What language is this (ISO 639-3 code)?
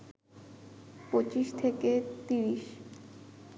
ben